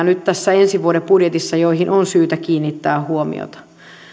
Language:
Finnish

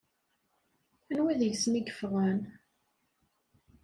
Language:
Kabyle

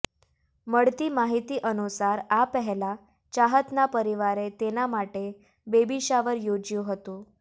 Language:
Gujarati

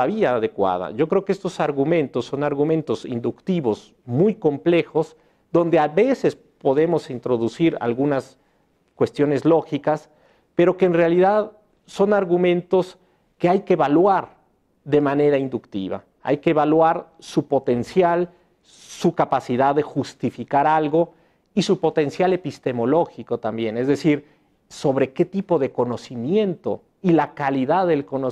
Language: Spanish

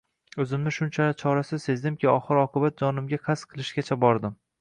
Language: Uzbek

